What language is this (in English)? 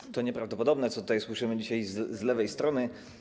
Polish